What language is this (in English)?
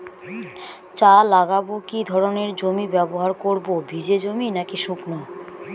Bangla